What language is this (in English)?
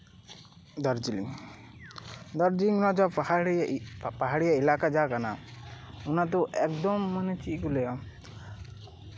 Santali